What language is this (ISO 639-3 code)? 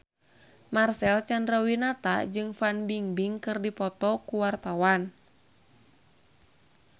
sun